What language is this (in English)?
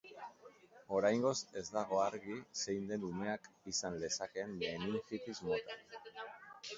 Basque